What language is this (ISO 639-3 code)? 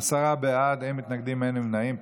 heb